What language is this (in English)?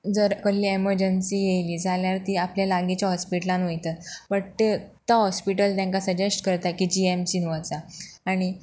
Konkani